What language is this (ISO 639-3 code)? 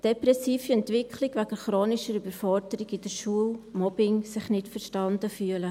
gsw